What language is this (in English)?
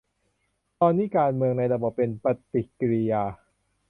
Thai